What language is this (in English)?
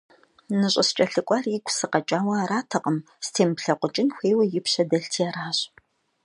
Kabardian